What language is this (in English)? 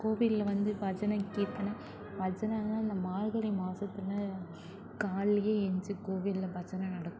Tamil